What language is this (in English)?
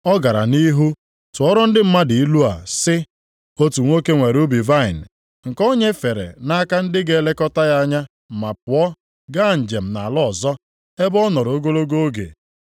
Igbo